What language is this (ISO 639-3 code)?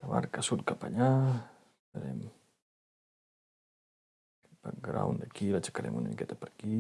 cat